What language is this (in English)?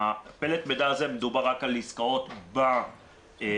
Hebrew